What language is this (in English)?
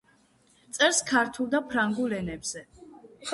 Georgian